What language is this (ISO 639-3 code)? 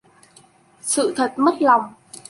vie